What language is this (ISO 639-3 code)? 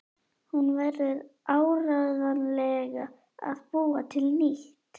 isl